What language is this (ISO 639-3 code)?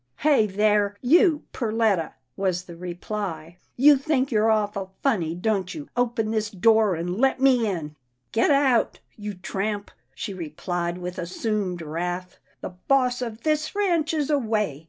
eng